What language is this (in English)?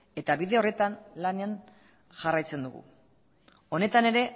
Basque